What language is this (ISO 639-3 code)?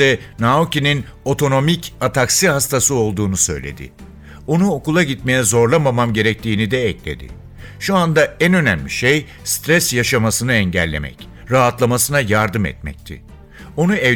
tur